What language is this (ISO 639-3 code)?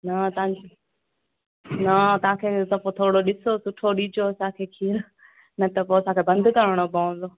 snd